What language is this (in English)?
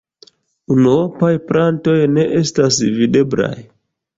Esperanto